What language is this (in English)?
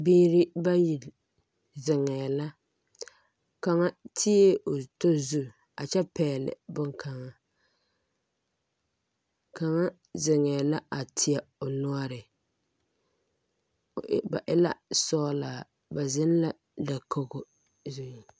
Southern Dagaare